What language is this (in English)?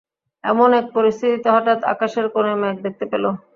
Bangla